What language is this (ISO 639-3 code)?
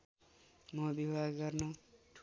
nep